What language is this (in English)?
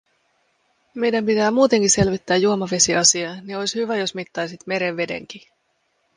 Finnish